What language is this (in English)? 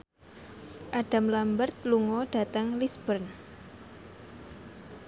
Javanese